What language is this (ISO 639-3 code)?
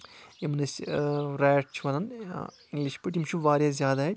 kas